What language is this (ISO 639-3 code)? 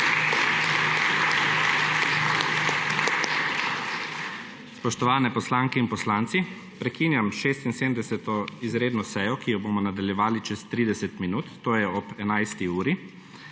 slv